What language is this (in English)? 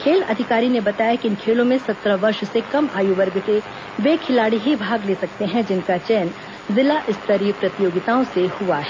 Hindi